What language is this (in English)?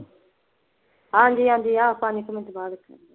Punjabi